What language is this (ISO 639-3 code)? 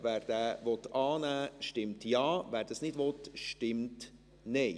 gsw